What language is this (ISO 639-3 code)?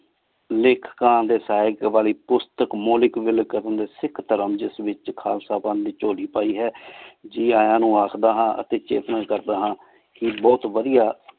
pan